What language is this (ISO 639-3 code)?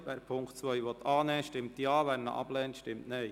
gsw